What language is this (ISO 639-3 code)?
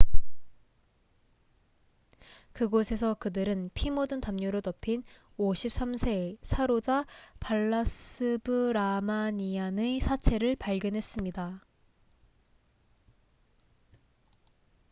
kor